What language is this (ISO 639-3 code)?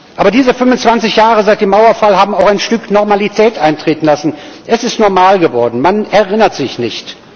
deu